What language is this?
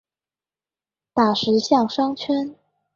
Chinese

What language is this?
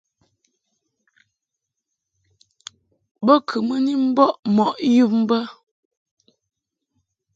Mungaka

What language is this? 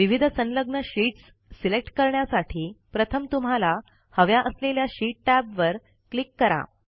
Marathi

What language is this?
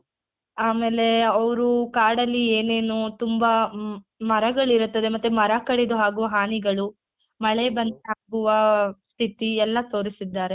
Kannada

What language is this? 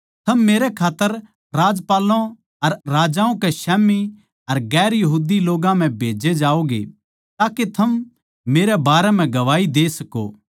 Haryanvi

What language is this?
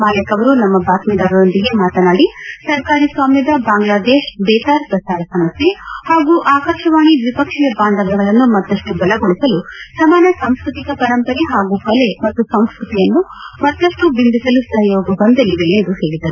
Kannada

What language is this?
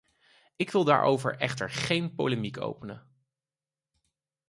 Dutch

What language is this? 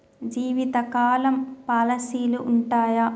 Telugu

